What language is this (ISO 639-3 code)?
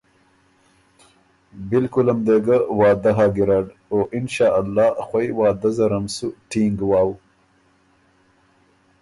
oru